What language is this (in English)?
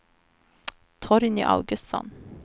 Swedish